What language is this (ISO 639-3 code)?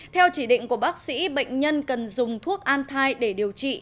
vie